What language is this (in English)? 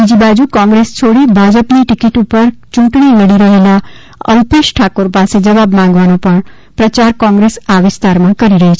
Gujarati